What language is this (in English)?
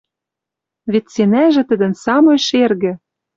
Western Mari